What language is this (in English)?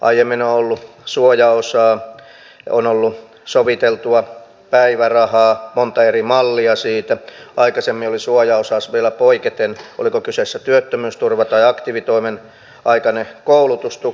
Finnish